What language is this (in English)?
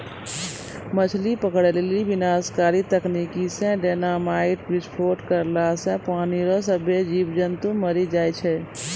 Maithili